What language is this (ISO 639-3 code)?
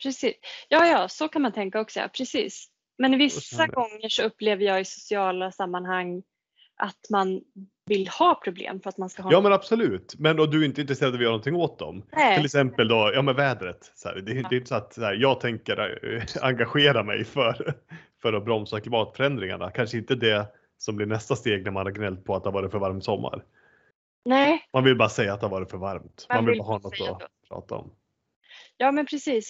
swe